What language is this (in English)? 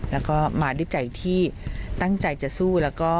Thai